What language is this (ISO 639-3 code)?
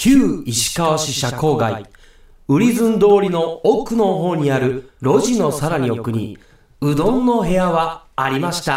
jpn